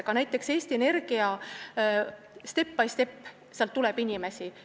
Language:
Estonian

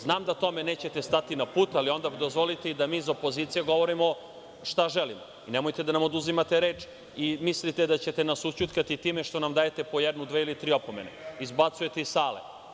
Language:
Serbian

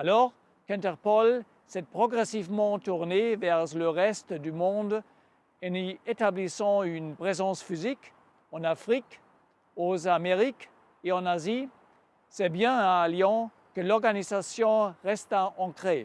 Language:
French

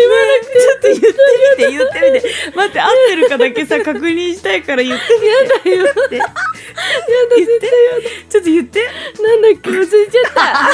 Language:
Japanese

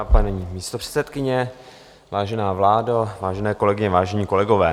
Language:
Czech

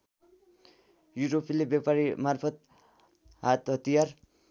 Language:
Nepali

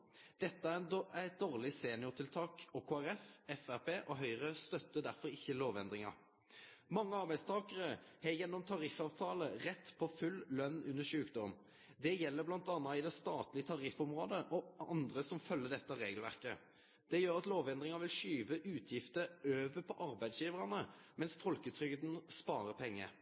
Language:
Norwegian Nynorsk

